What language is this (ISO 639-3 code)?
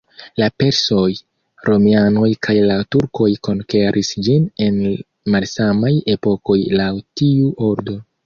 epo